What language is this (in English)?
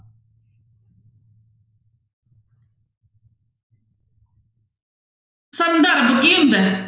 Punjabi